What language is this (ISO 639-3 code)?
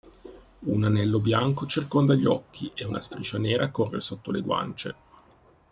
ita